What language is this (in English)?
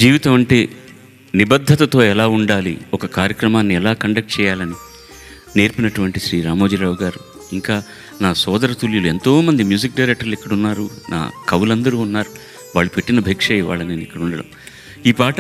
Telugu